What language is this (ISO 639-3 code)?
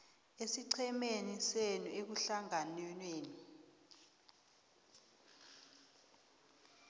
nbl